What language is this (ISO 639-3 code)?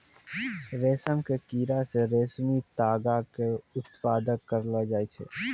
mai